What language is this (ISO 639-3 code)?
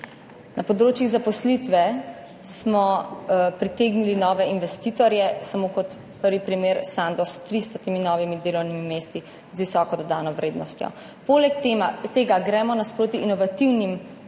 slv